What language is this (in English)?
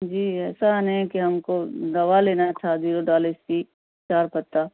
Urdu